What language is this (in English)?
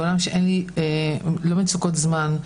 Hebrew